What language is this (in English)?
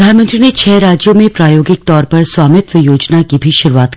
Hindi